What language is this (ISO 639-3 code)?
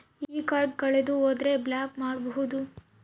kan